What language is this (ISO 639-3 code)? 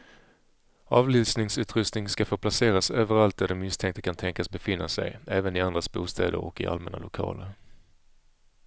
swe